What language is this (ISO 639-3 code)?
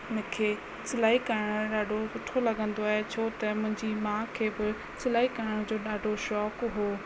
snd